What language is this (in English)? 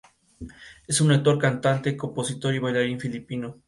Spanish